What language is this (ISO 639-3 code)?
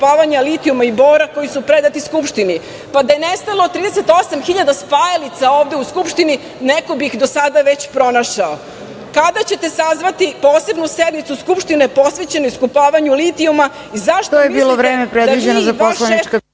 srp